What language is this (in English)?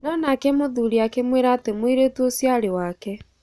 Kikuyu